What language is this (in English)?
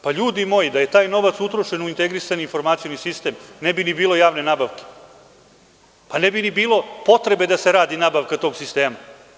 Serbian